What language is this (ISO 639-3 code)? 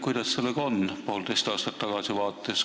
est